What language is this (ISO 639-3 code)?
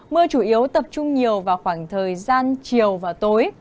vie